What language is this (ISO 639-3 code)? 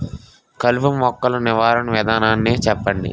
tel